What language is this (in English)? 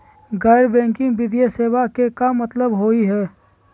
Magahi